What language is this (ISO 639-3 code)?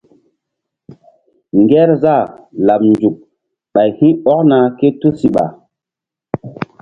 mdd